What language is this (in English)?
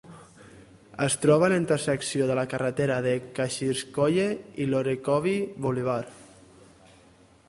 Catalan